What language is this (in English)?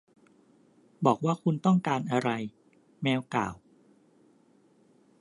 Thai